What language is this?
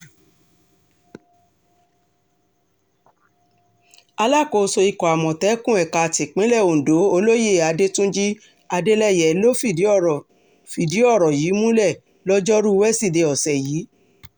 Yoruba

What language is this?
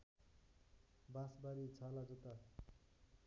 Nepali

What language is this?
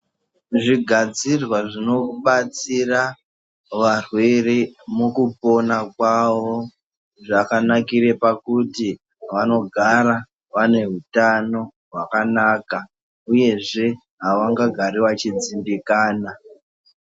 Ndau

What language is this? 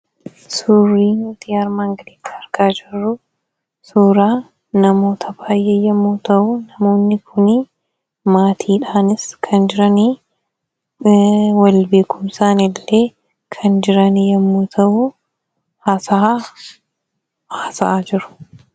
Oromo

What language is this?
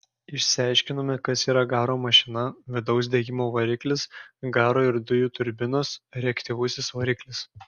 Lithuanian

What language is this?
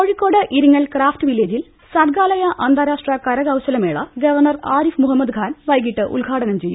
Malayalam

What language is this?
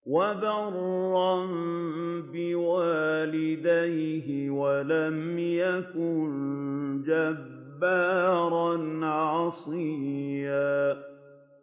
Arabic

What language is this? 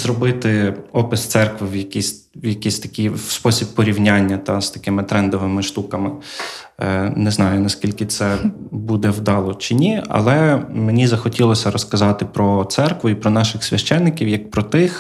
Ukrainian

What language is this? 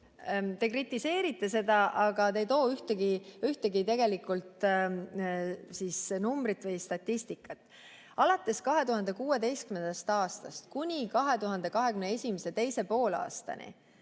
Estonian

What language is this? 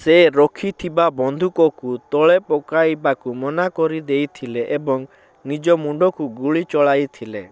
Odia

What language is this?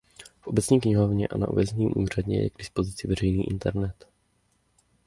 Czech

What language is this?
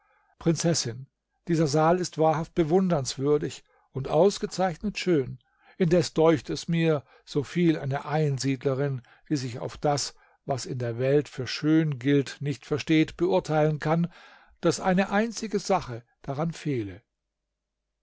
German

